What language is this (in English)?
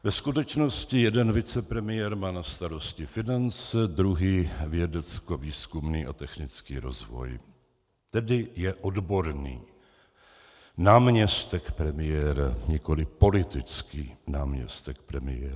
Czech